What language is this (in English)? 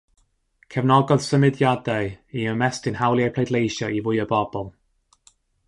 Welsh